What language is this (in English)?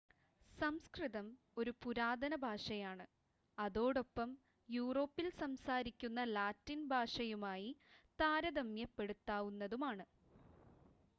Malayalam